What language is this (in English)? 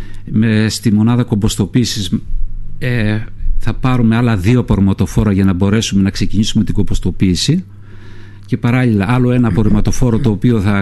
Greek